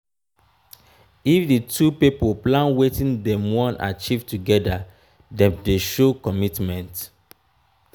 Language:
Nigerian Pidgin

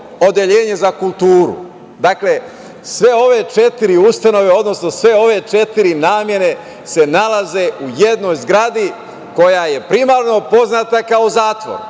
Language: Serbian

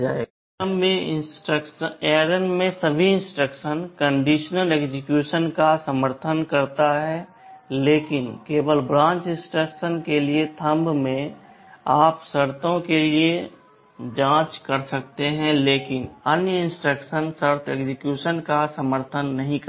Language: Hindi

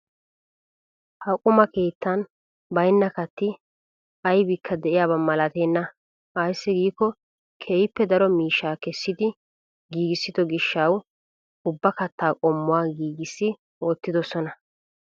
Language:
Wolaytta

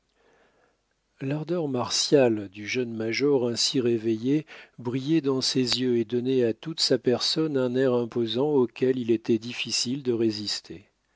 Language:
French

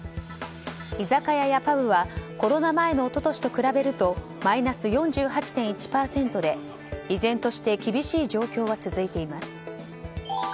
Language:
Japanese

